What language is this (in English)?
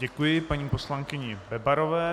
Czech